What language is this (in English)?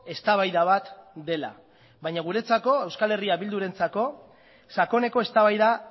Basque